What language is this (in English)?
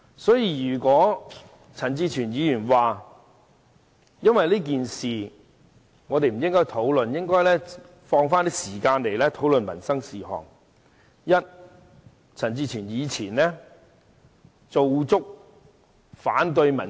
Cantonese